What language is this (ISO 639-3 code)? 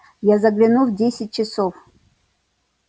rus